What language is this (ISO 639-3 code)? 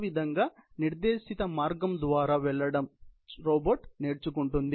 tel